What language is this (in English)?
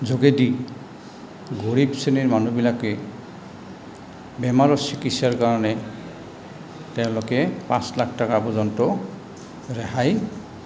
Assamese